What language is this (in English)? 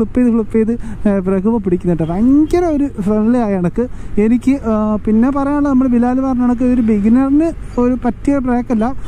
Indonesian